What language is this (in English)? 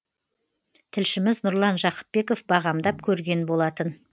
Kazakh